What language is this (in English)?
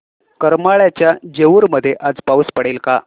Marathi